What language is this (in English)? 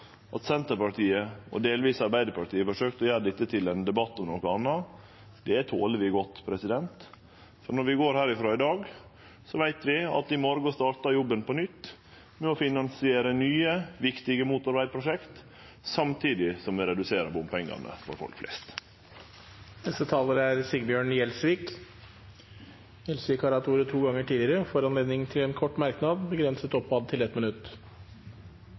Norwegian